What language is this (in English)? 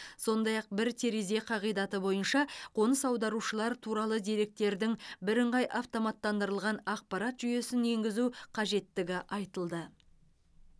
Kazakh